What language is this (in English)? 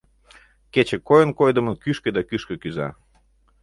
Mari